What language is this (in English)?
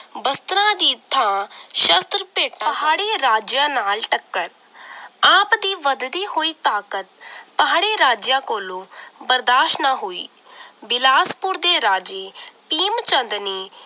Punjabi